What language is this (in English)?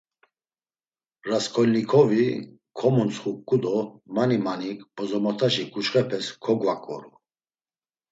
Laz